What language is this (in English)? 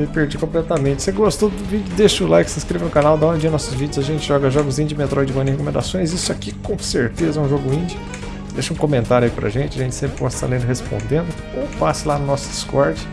Portuguese